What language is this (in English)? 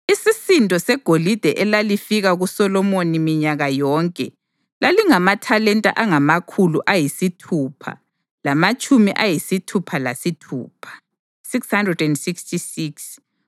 North Ndebele